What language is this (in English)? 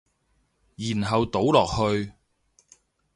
Cantonese